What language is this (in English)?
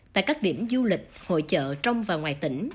Vietnamese